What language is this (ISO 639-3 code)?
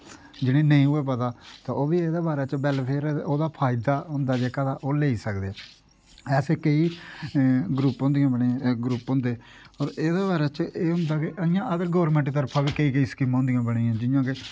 doi